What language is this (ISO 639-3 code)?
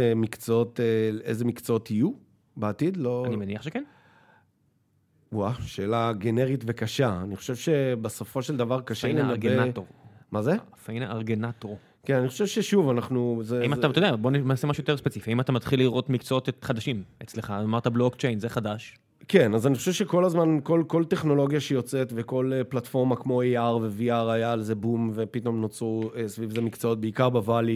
heb